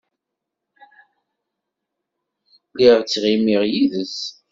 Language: Kabyle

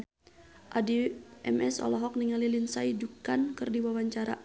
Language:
Sundanese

